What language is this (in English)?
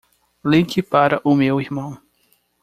Portuguese